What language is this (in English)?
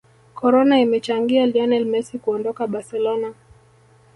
Swahili